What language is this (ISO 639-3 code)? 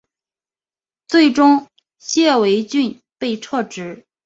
zho